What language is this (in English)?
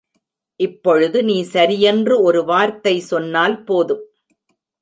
Tamil